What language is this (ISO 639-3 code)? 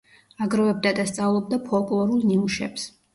kat